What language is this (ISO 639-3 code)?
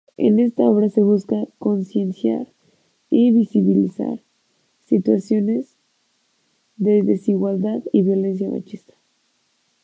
spa